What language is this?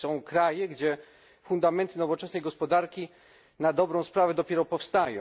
Polish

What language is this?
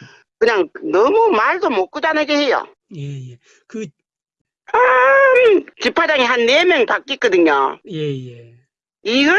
Korean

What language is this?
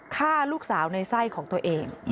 Thai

